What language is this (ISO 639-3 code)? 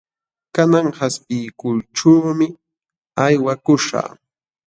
qxw